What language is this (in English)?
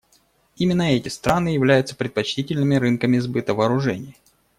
Russian